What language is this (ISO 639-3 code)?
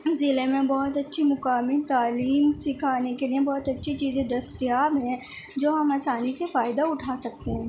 urd